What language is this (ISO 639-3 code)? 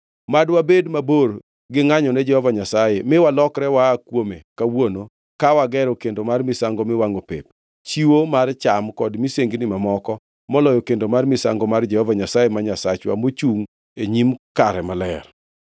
luo